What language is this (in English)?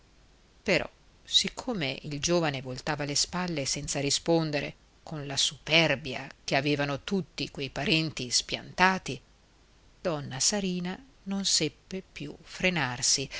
Italian